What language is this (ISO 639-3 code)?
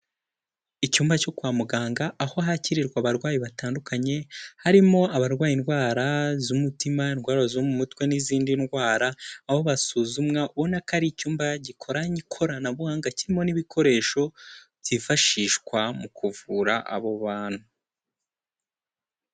kin